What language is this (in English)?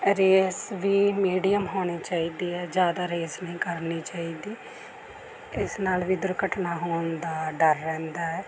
Punjabi